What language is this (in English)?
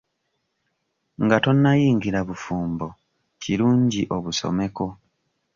Ganda